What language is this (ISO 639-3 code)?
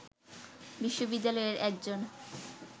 ben